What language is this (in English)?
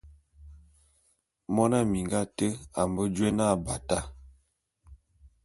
Bulu